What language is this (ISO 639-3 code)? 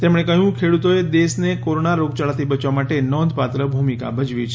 guj